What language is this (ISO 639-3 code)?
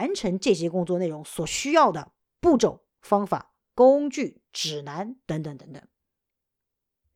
zho